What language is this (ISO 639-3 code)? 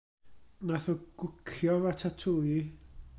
cym